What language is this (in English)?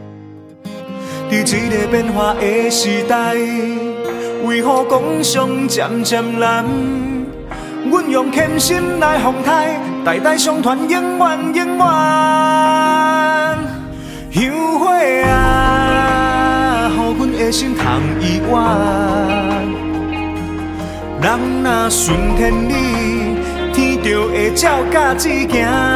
Chinese